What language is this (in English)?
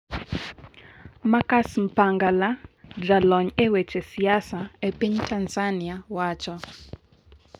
Luo (Kenya and Tanzania)